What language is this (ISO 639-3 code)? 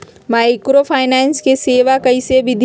mag